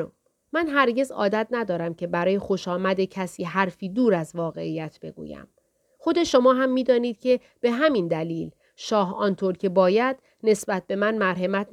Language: Persian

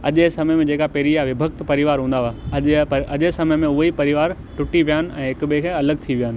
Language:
Sindhi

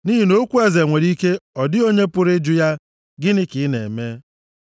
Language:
Igbo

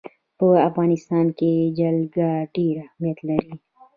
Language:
Pashto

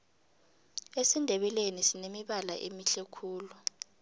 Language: South Ndebele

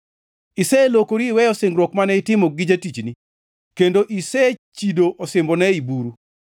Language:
Luo (Kenya and Tanzania)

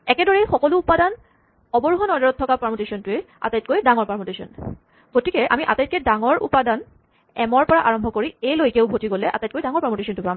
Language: Assamese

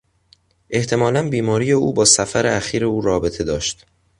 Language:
Persian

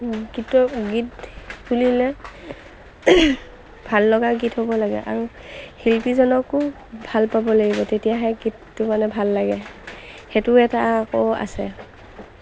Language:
Assamese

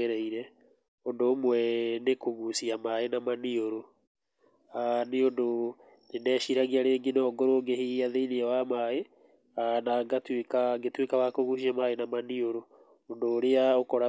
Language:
Kikuyu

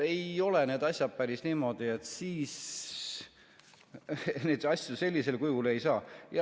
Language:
Estonian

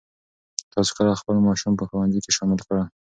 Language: Pashto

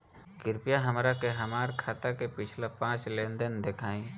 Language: Bhojpuri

